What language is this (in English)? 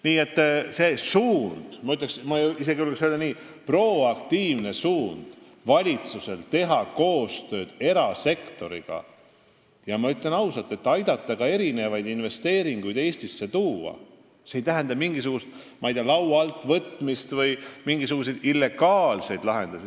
Estonian